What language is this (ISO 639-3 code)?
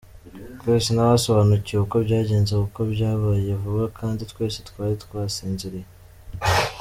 kin